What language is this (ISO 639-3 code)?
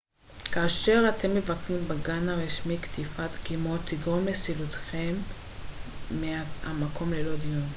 heb